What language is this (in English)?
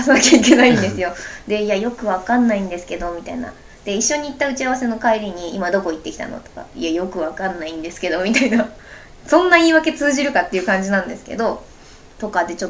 Japanese